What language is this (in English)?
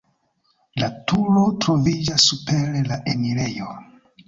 Esperanto